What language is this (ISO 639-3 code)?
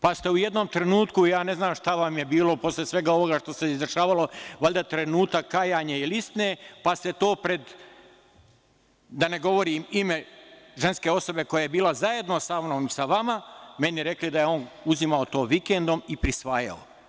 srp